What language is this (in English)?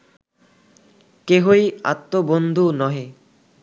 Bangla